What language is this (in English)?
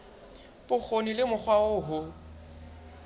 Southern Sotho